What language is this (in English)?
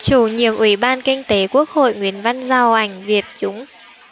Vietnamese